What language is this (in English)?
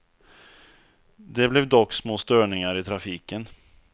Swedish